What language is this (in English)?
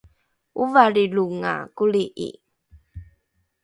Rukai